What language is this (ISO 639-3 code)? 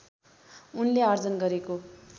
nep